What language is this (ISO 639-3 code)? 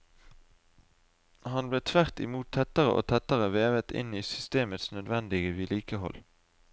nor